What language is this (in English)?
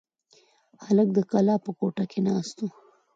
Pashto